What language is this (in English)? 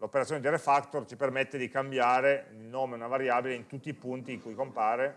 Italian